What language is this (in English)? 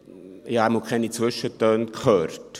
Swiss German